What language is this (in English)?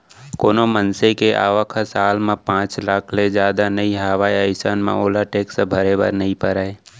Chhattisgarhi